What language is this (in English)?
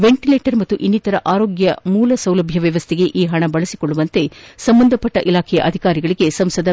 Kannada